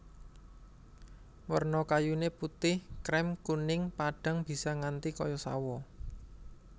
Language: Javanese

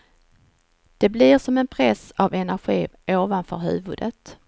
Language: Swedish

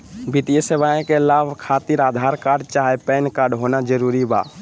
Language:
Magahi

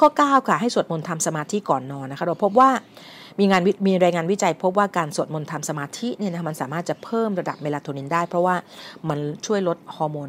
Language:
Thai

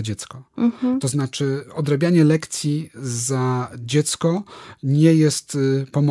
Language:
Polish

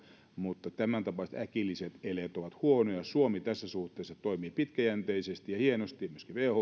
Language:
Finnish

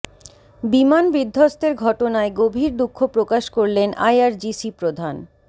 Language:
Bangla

